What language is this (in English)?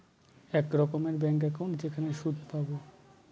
Bangla